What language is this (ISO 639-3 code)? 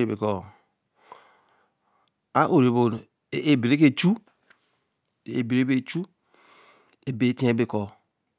elm